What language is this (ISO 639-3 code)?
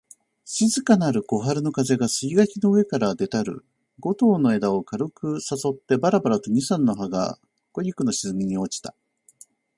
jpn